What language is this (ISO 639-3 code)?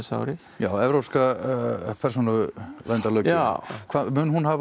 isl